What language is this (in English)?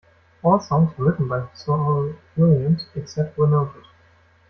English